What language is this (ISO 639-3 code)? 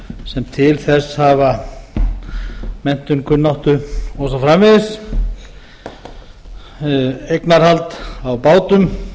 isl